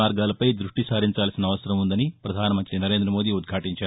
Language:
Telugu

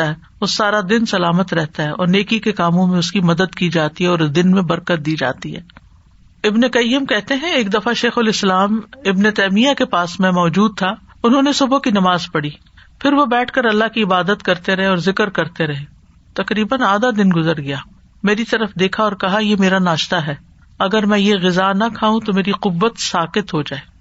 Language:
Urdu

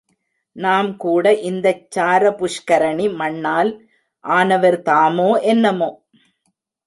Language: Tamil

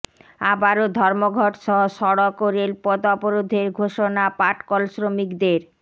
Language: Bangla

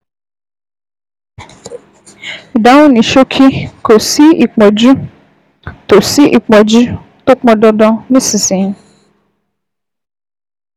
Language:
Yoruba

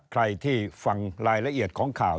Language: Thai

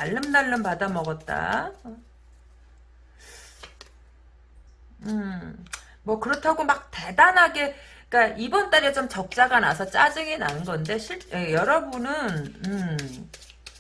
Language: Korean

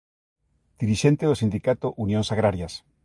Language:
Galician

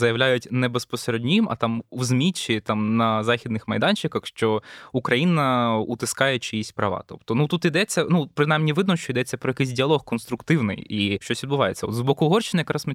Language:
Ukrainian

